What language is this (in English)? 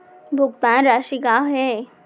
Chhattisgarhi